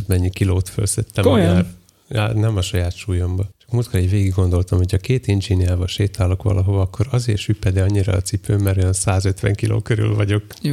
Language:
Hungarian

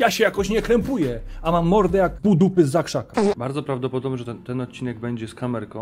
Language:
Polish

